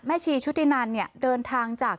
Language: Thai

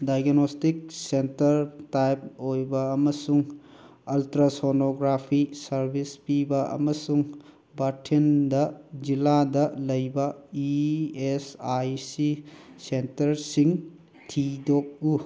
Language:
Manipuri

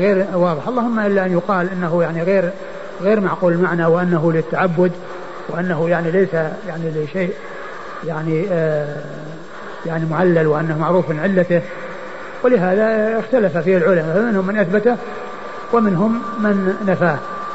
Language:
Arabic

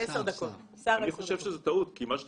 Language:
Hebrew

